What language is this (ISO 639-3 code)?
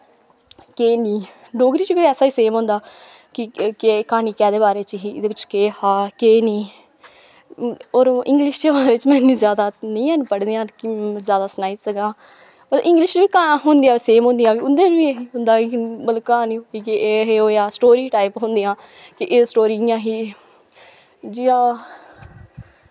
doi